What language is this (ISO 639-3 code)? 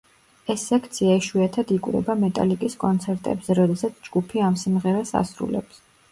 kat